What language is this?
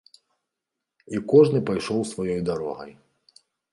Belarusian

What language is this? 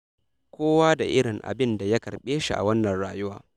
Hausa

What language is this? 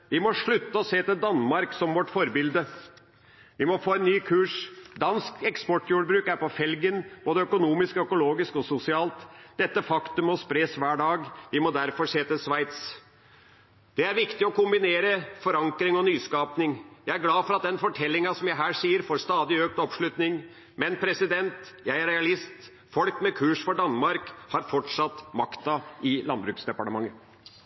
Norwegian Bokmål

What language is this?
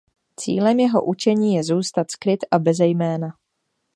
Czech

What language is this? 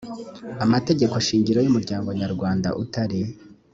Kinyarwanda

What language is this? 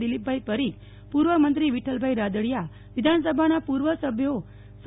Gujarati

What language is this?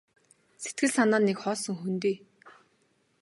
Mongolian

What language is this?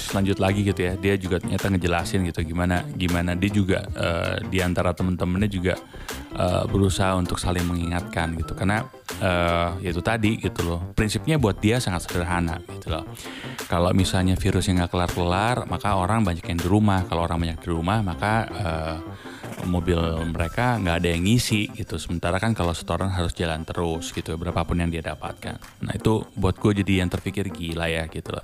Indonesian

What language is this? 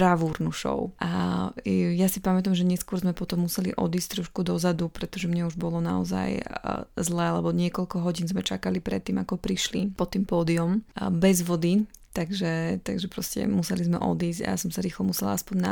Slovak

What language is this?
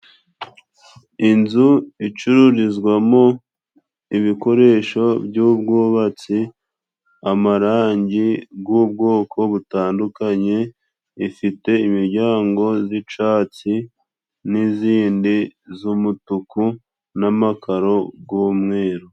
Kinyarwanda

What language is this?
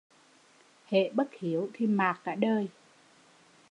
Vietnamese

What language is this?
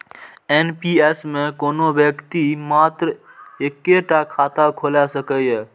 Maithili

